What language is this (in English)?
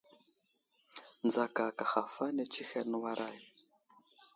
Wuzlam